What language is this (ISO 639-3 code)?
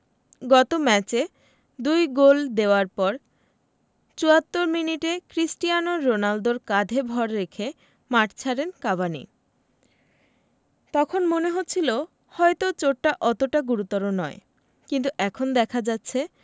ben